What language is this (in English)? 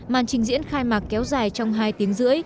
Vietnamese